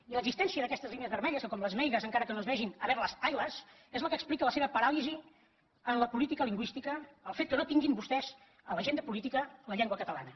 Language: Catalan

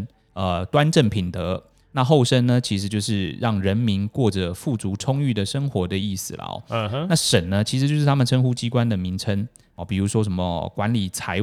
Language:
Chinese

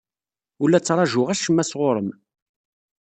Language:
Kabyle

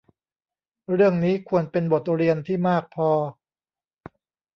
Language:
Thai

